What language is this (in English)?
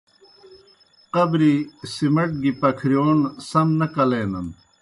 Kohistani Shina